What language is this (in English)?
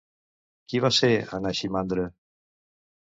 Catalan